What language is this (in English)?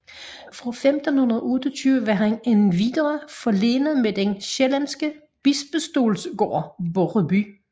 Danish